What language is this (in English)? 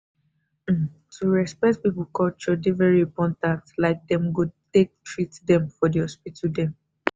Nigerian Pidgin